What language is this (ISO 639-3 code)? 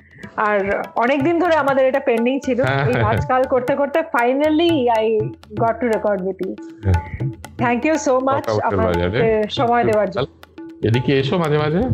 ben